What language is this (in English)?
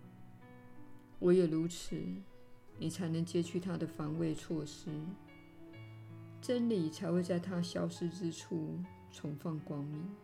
Chinese